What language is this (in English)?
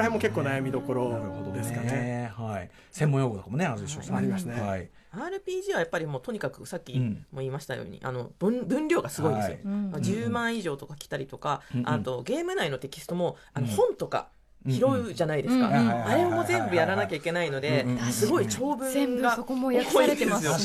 Japanese